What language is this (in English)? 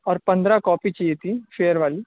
Urdu